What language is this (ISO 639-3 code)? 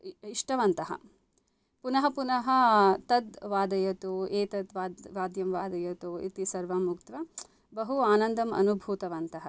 san